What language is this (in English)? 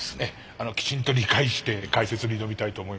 Japanese